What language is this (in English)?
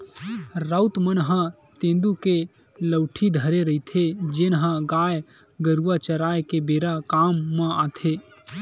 Chhattisgarhi